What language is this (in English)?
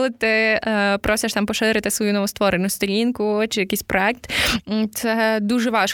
Ukrainian